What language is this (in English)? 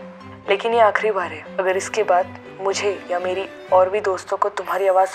Hindi